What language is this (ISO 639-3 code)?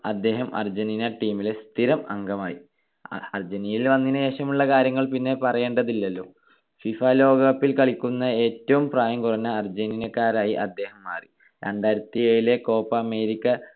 mal